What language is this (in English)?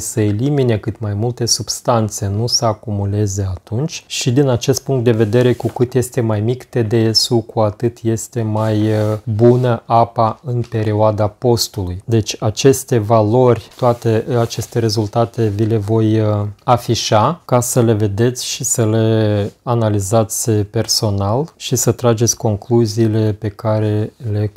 Romanian